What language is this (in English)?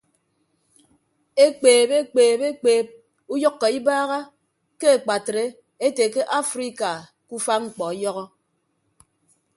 Ibibio